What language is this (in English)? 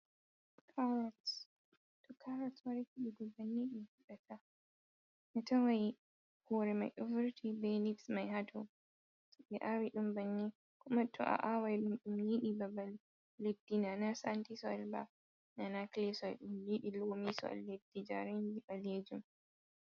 Fula